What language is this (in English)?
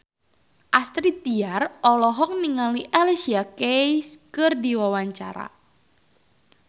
Sundanese